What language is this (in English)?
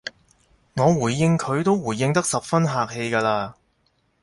Cantonese